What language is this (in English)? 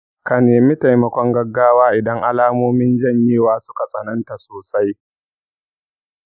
Hausa